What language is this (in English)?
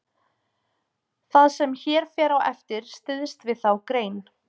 Icelandic